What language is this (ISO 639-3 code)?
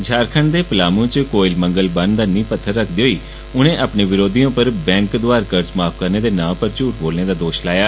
doi